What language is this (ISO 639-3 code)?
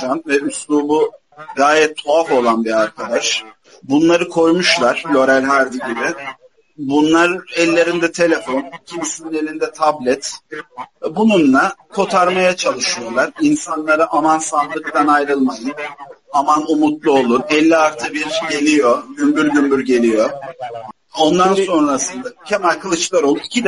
tur